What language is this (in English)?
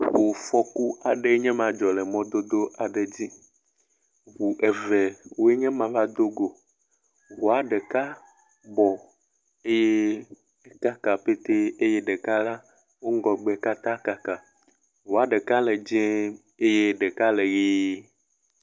Ewe